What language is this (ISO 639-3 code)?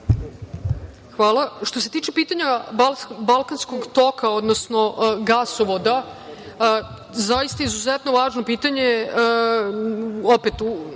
srp